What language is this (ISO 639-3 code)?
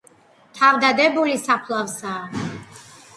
kat